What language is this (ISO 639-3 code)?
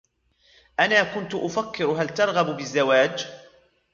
ara